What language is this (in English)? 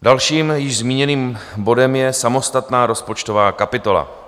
Czech